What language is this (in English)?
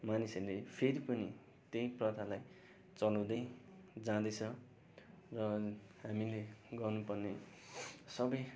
Nepali